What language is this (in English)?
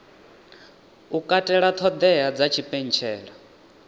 Venda